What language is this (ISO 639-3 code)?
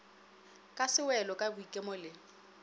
nso